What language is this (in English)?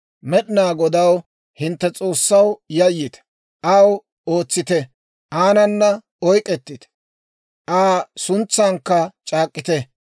Dawro